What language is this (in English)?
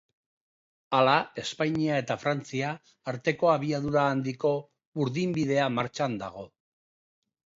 Basque